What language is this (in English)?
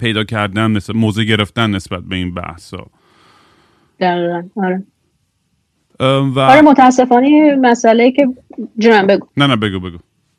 Persian